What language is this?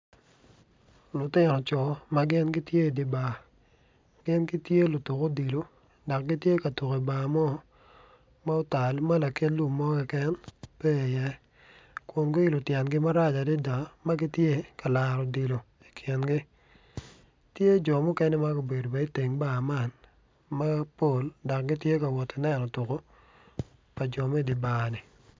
Acoli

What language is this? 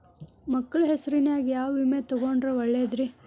Kannada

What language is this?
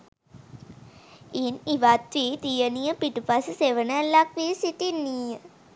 Sinhala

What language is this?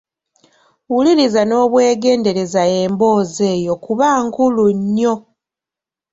Ganda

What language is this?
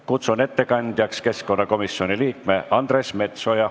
Estonian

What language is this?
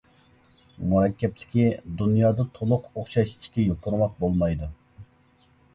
Uyghur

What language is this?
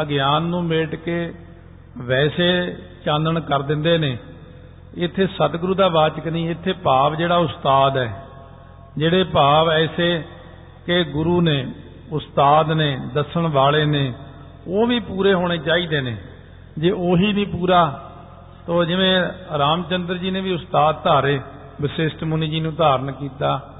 Punjabi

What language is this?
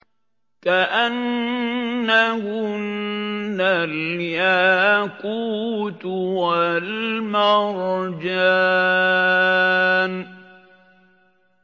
Arabic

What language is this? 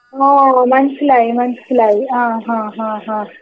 Malayalam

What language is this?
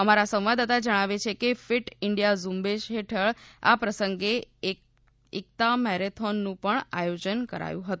Gujarati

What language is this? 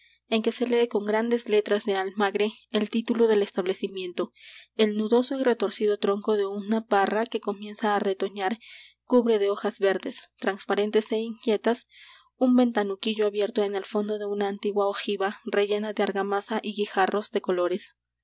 Spanish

